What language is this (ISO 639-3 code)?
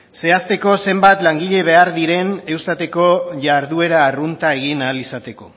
eus